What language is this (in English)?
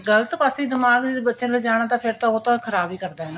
Punjabi